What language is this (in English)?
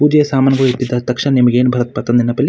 Kannada